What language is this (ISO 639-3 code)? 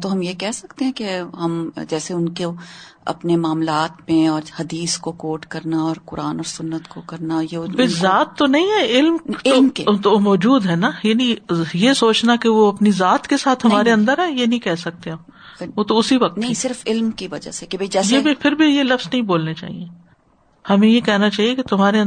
urd